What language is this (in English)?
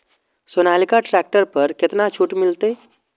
Maithili